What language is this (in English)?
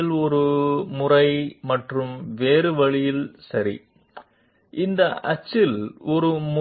Telugu